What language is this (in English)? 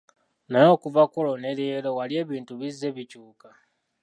Ganda